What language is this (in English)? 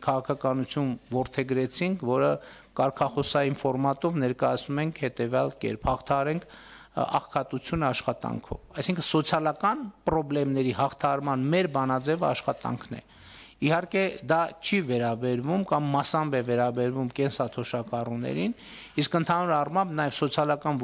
Romanian